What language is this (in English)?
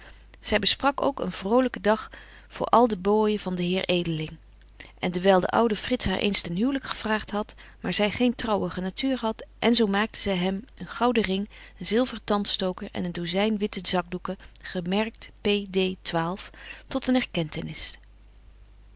Dutch